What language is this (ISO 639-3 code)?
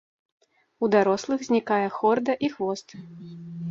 bel